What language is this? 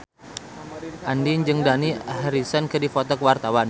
Sundanese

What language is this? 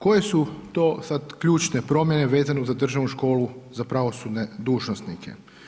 Croatian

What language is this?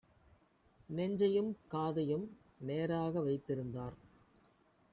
Tamil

